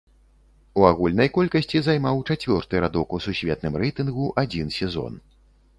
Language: Belarusian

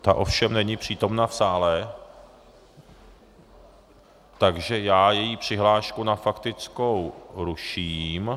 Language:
Czech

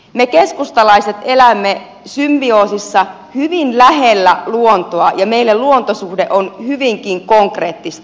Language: Finnish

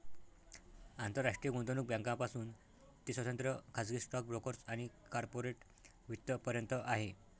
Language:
Marathi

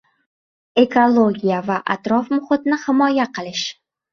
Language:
Uzbek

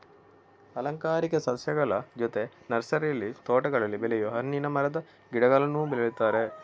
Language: Kannada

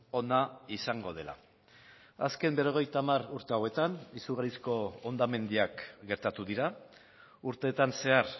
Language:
Basque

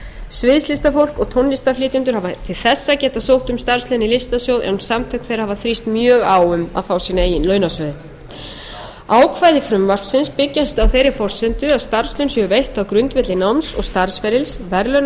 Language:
Icelandic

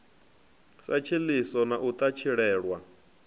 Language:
Venda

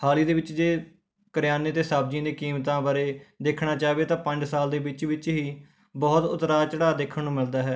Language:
Punjabi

